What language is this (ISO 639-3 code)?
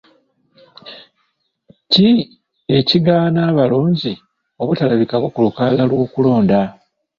lug